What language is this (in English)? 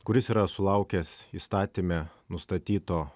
Lithuanian